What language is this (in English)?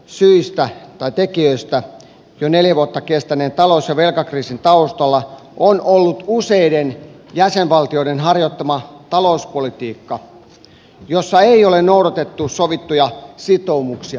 Finnish